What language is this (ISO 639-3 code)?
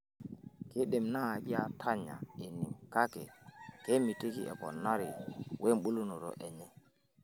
mas